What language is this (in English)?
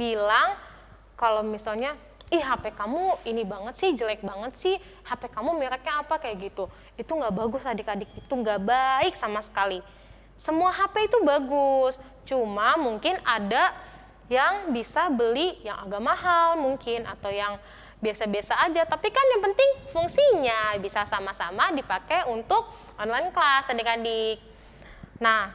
Indonesian